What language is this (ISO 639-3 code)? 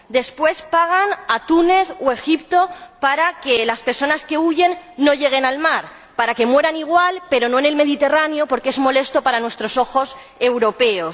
spa